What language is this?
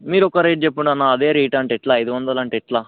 Telugu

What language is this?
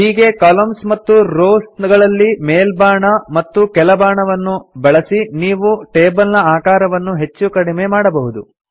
Kannada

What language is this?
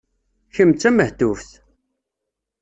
Kabyle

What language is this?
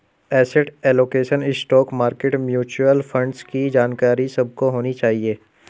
Hindi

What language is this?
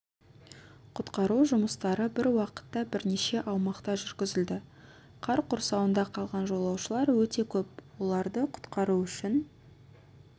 Kazakh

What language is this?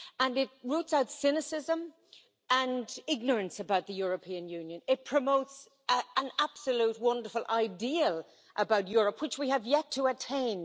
English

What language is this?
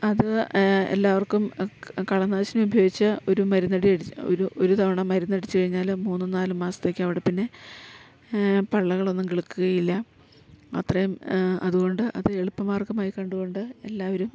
Malayalam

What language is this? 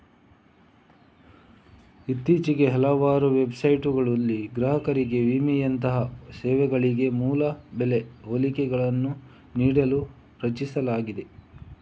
Kannada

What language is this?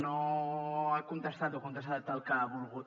Catalan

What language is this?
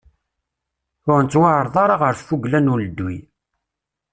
Kabyle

